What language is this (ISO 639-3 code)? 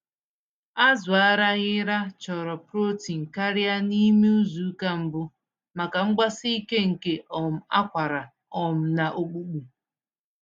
ibo